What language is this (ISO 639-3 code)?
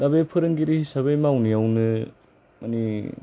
brx